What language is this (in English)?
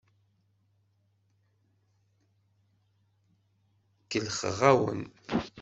Kabyle